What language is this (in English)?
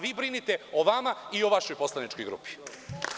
Serbian